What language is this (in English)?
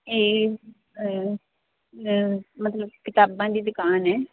Punjabi